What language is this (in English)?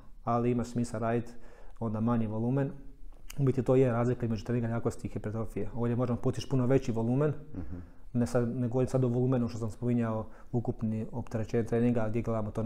Croatian